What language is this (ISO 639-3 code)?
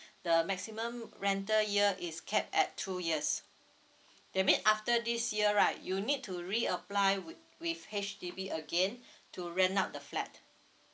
eng